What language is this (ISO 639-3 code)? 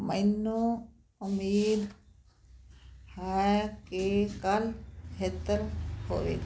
pan